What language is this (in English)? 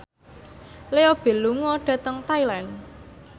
Javanese